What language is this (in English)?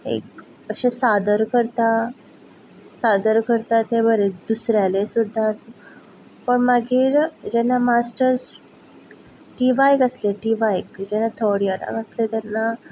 Konkani